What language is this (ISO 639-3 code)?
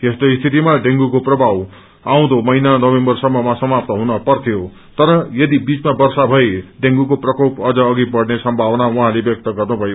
nep